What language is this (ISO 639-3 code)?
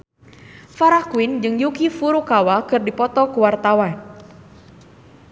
sun